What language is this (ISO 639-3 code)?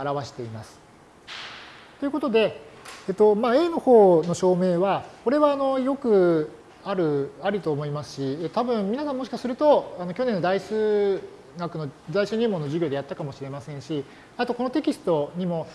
jpn